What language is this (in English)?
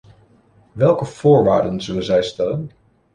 Dutch